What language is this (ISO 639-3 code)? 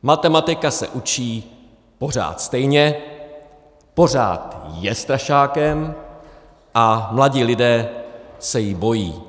ces